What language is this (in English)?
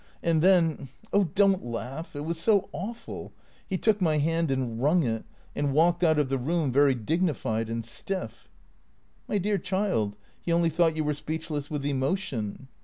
English